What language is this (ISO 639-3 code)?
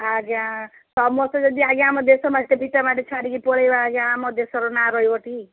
ori